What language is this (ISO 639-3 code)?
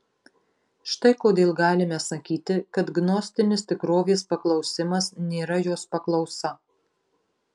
lit